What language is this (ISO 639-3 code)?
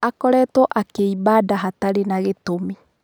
kik